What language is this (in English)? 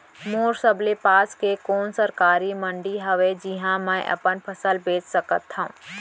Chhattisgarhi